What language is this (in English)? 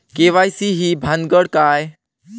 Marathi